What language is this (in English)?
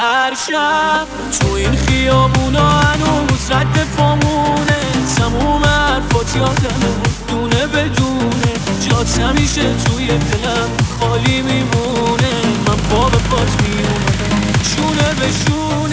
Persian